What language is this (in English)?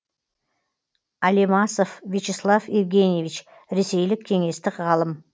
Kazakh